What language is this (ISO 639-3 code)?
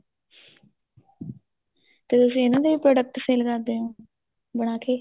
pan